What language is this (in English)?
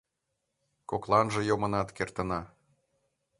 Mari